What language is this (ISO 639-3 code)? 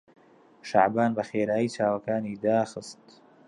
ckb